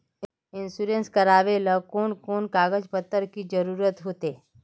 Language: Magahi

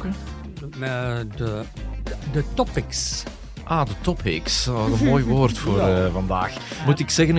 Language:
Dutch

